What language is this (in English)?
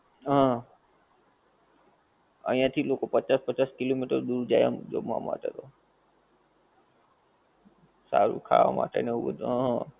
Gujarati